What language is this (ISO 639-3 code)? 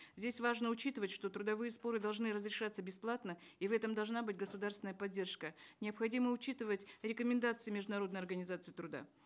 kaz